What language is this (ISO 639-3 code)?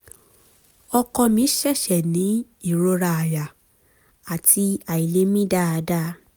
yor